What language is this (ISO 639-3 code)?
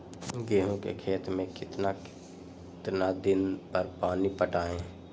mag